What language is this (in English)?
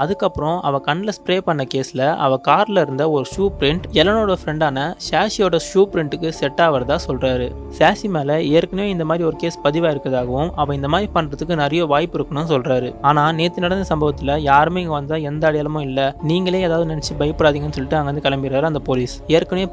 Tamil